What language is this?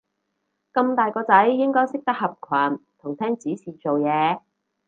Cantonese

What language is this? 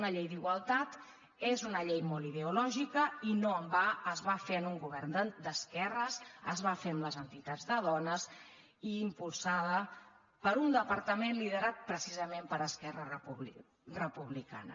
Catalan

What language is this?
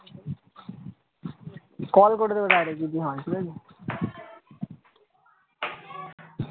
Bangla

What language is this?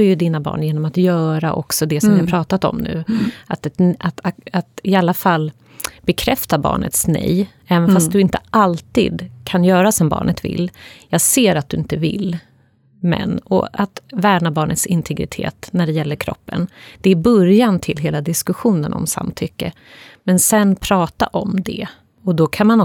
Swedish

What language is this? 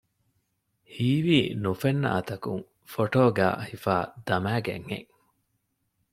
Divehi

